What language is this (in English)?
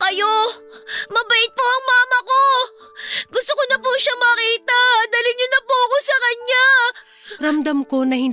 Filipino